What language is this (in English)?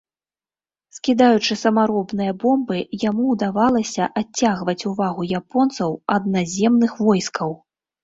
Belarusian